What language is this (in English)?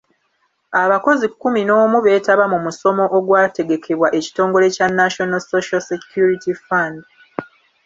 Ganda